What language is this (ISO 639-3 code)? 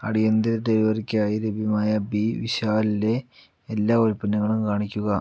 mal